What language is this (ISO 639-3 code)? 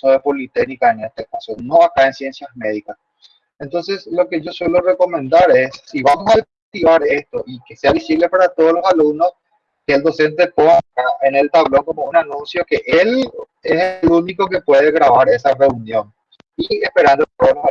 spa